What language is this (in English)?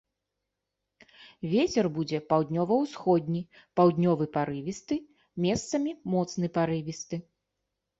Belarusian